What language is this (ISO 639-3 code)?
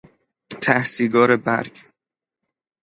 fas